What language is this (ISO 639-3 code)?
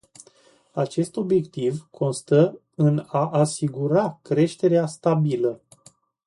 ron